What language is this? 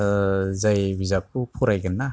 Bodo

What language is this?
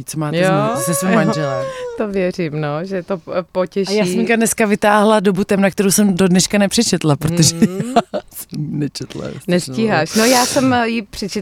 Czech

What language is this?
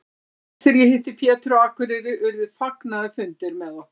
Icelandic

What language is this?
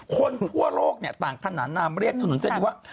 Thai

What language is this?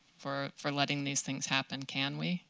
English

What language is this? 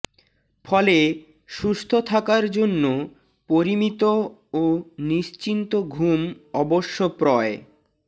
Bangla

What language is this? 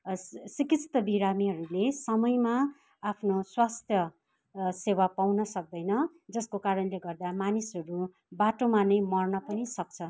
Nepali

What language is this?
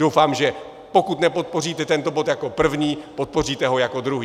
Czech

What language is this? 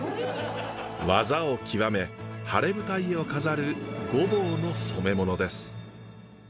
Japanese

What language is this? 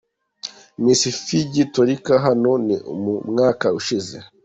Kinyarwanda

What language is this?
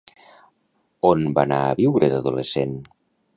Catalan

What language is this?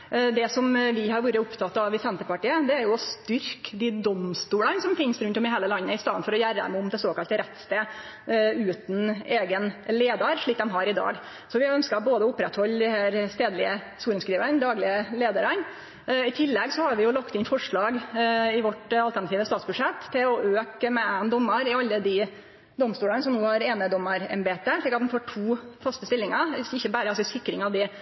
Norwegian Nynorsk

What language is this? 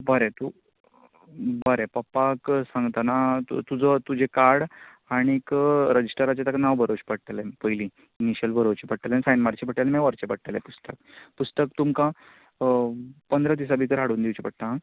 Konkani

